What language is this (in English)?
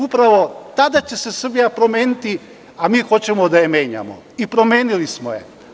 Serbian